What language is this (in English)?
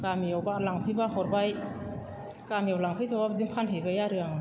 Bodo